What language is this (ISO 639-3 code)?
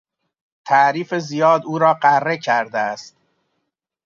fas